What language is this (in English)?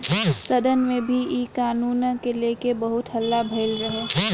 Bhojpuri